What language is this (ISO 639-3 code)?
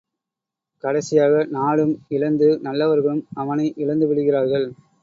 tam